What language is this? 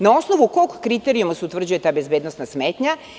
Serbian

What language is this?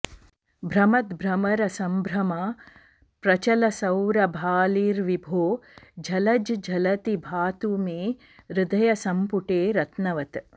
Sanskrit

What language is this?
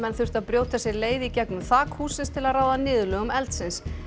Icelandic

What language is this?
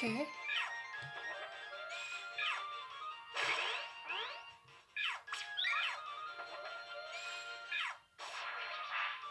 Korean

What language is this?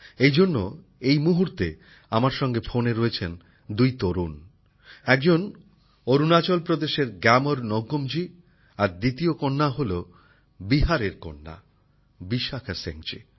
Bangla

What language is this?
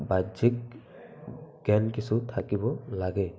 Assamese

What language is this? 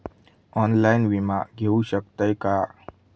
Marathi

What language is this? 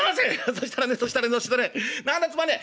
Japanese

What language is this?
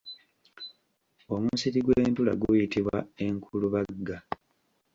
Ganda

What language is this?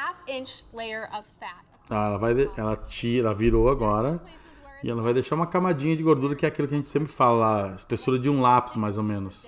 Portuguese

